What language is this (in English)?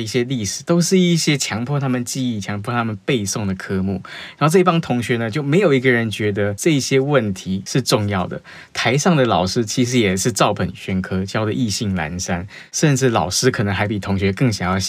Chinese